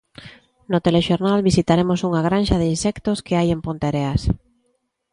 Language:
Galician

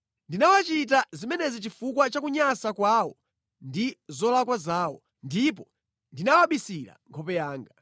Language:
Nyanja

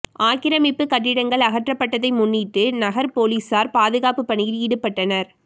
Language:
Tamil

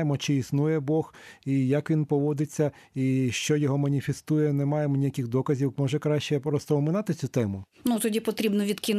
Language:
Ukrainian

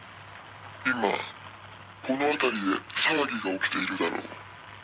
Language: Japanese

